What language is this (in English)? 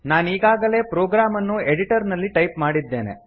Kannada